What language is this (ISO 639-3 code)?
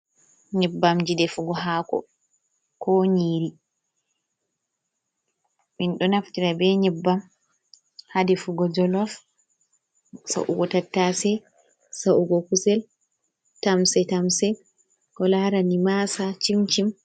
ful